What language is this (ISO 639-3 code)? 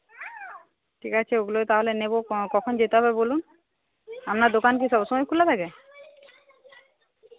ben